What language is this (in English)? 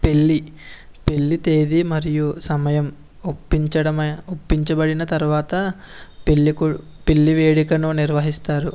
Telugu